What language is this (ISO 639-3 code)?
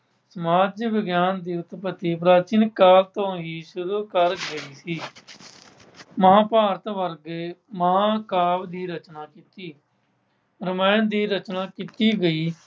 pan